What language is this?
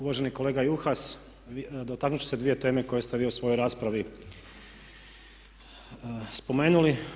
Croatian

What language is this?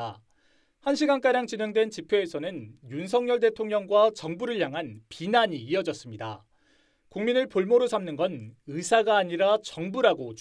Korean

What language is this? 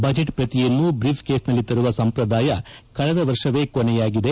Kannada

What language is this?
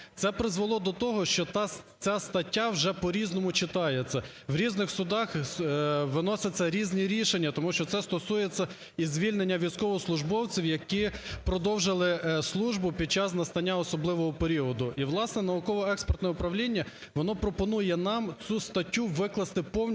Ukrainian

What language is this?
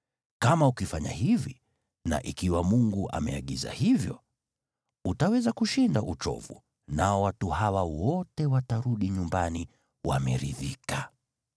Swahili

